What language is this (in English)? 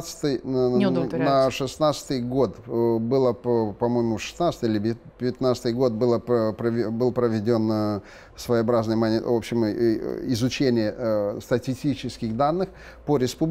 Russian